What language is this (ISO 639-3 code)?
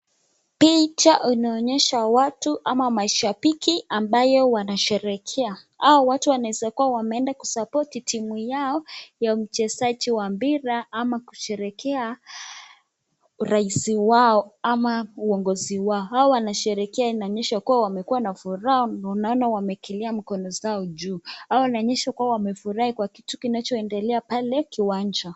swa